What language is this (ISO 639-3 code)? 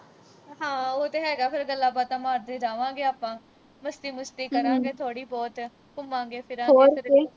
pan